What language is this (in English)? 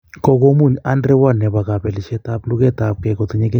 Kalenjin